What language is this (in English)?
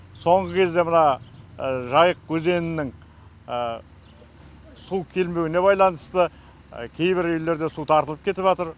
Kazakh